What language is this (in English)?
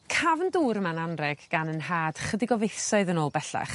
Welsh